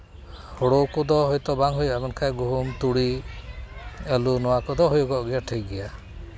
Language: Santali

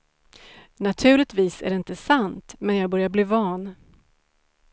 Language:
Swedish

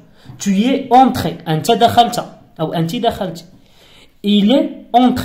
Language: Arabic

